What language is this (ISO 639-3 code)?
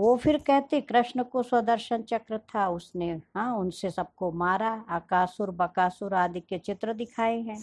hin